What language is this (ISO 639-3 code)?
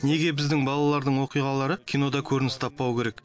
kaz